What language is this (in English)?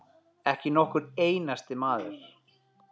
Icelandic